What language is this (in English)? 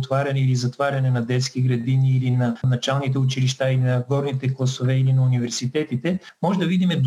Bulgarian